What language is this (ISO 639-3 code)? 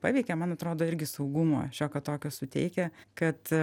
lit